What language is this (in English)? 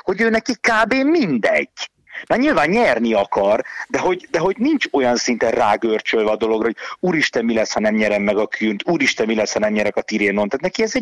Hungarian